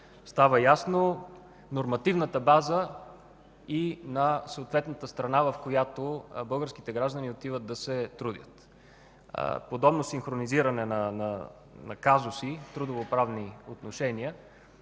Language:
Bulgarian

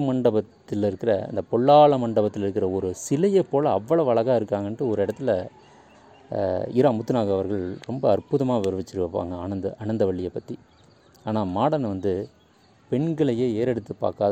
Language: Tamil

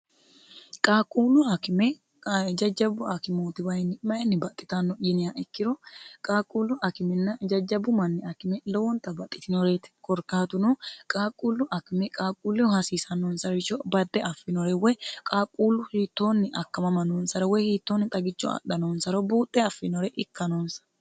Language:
Sidamo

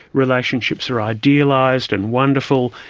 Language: English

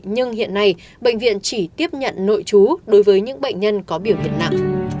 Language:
Vietnamese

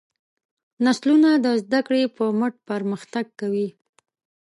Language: Pashto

